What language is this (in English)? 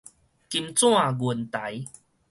Min Nan Chinese